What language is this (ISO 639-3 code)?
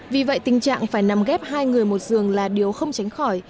vie